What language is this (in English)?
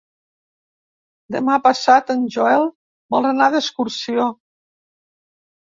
Catalan